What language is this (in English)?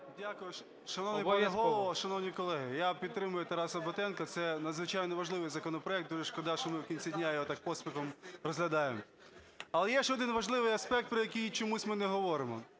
Ukrainian